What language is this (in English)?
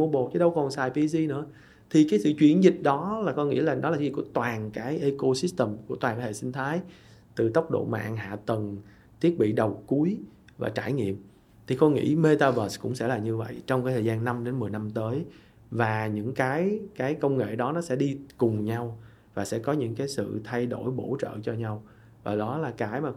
Vietnamese